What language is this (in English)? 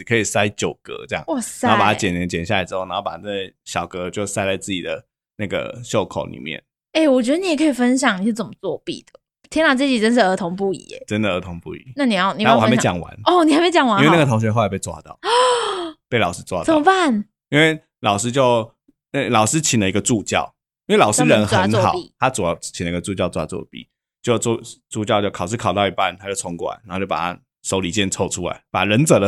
Chinese